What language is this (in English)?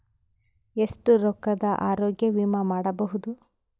Kannada